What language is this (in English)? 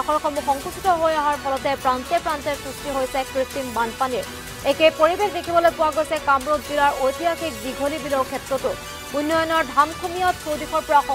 Thai